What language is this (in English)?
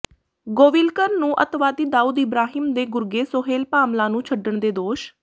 Punjabi